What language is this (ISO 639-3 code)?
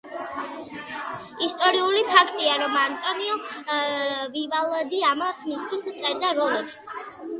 kat